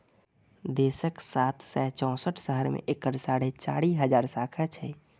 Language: Maithili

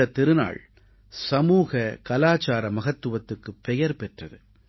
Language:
Tamil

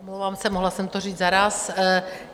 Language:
Czech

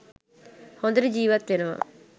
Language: Sinhala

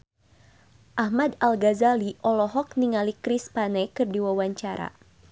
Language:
Sundanese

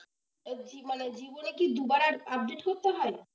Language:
Bangla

